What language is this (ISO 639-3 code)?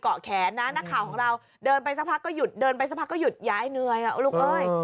tha